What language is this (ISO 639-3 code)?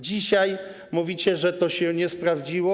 pol